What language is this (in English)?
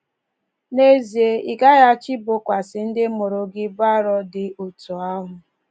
Igbo